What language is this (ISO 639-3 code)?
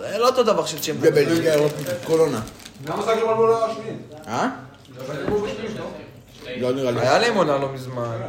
heb